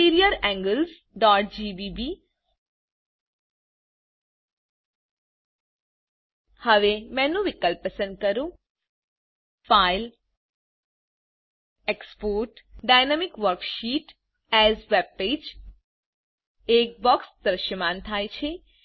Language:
Gujarati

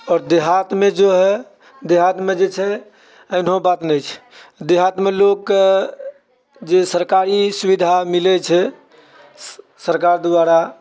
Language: Maithili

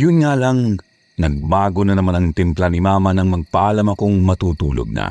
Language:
Filipino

